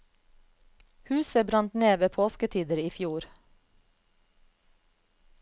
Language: Norwegian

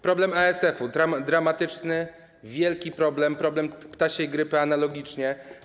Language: Polish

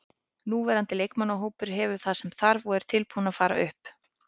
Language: Icelandic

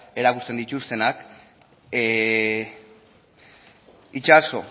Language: Basque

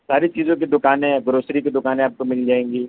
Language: Urdu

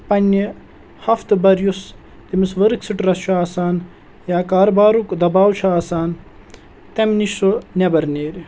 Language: Kashmiri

